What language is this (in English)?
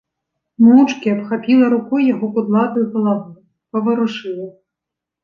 Belarusian